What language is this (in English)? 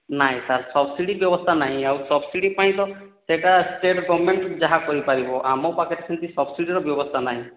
Odia